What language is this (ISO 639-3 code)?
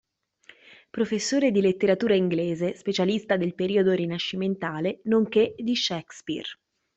ita